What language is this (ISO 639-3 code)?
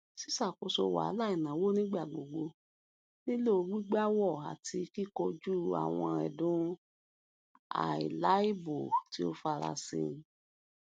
yor